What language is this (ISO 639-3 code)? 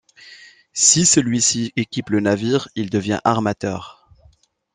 fra